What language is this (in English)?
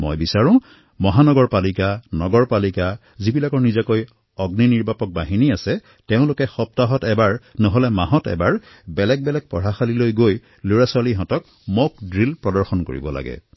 Assamese